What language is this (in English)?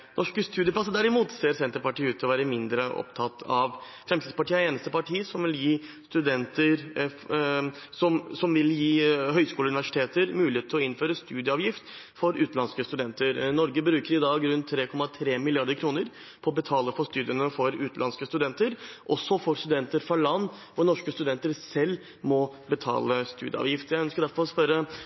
Norwegian Bokmål